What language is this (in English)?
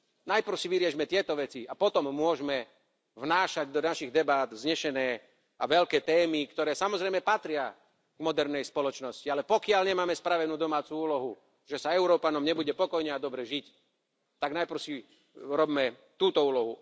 Slovak